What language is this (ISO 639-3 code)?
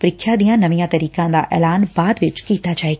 pan